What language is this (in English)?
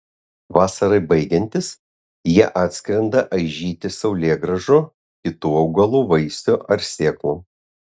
Lithuanian